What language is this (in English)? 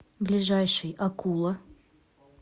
Russian